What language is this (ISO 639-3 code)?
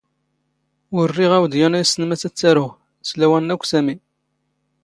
zgh